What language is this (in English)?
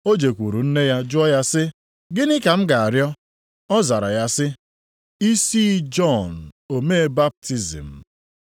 Igbo